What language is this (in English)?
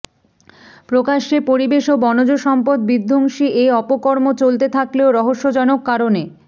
Bangla